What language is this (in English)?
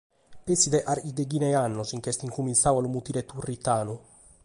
Sardinian